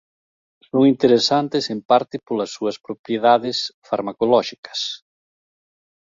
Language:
Galician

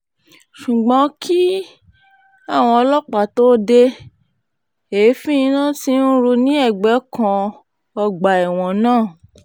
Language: Yoruba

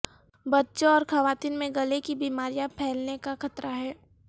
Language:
Urdu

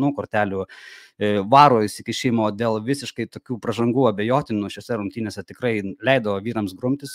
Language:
Lithuanian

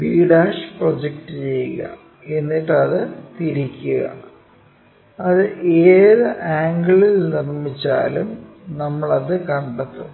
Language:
Malayalam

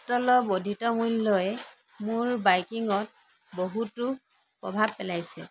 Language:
Assamese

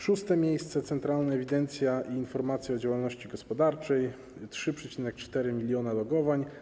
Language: Polish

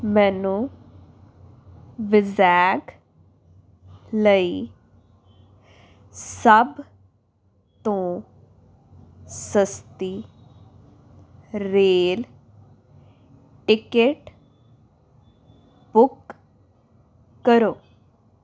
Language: Punjabi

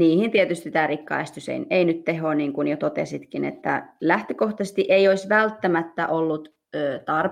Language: Finnish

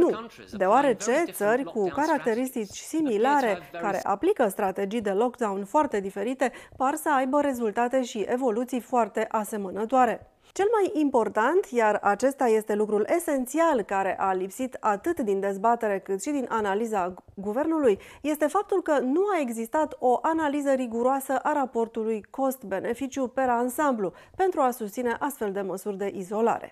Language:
Romanian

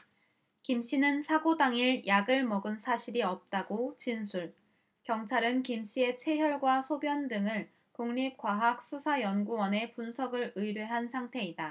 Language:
Korean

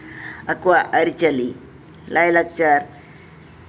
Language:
Santali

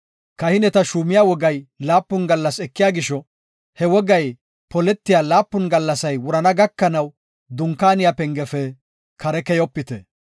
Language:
Gofa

